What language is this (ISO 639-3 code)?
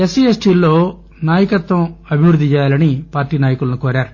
tel